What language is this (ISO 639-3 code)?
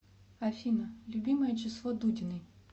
rus